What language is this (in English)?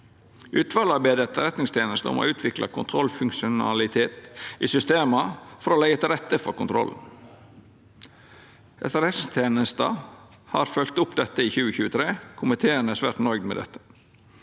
Norwegian